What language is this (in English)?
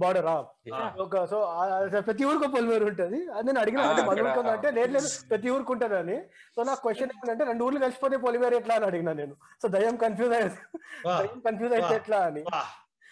Telugu